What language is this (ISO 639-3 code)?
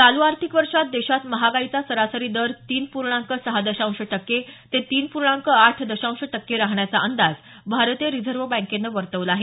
mar